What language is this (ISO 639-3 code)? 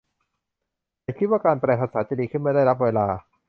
tha